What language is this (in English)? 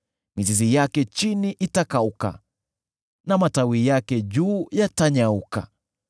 Swahili